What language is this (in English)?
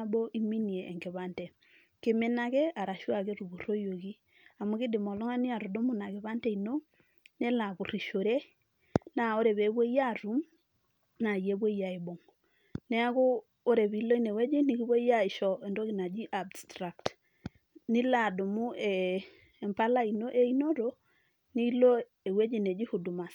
Masai